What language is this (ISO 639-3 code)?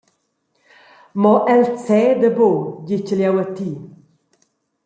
roh